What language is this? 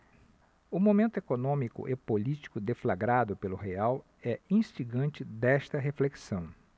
Portuguese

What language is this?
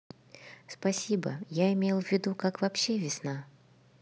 Russian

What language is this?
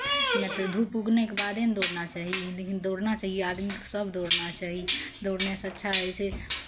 Maithili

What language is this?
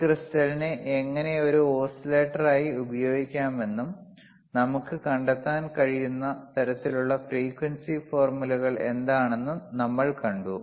Malayalam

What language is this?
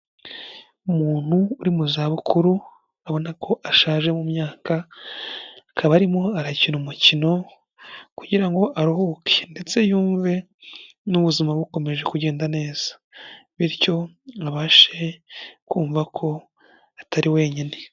Kinyarwanda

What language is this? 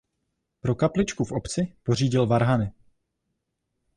Czech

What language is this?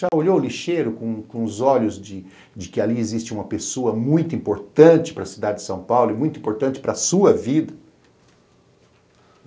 Portuguese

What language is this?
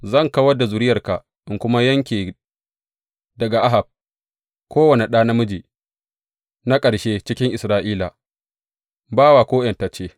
Hausa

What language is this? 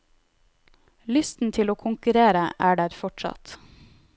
Norwegian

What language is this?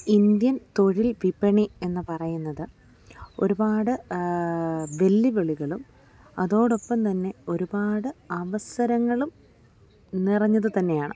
Malayalam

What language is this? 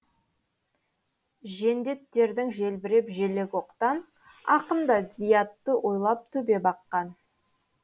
Kazakh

